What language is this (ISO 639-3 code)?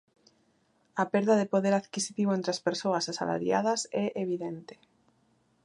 glg